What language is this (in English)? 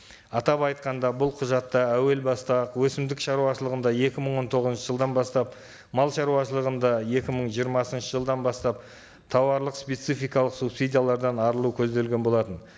Kazakh